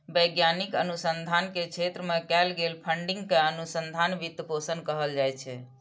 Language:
Maithili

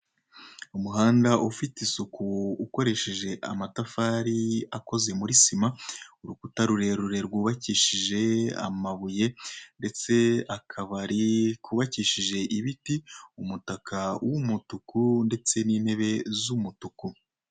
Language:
Kinyarwanda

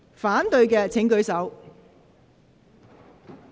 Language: Cantonese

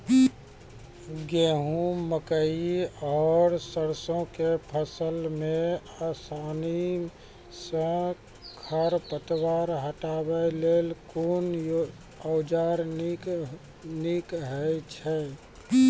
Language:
Maithili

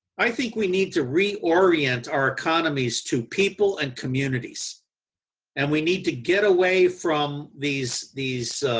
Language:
English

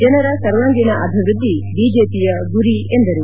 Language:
Kannada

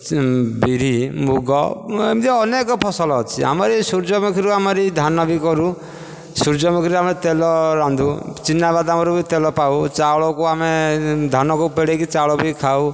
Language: Odia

